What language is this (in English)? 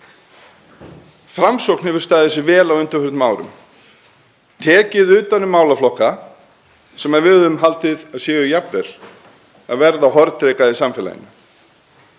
Icelandic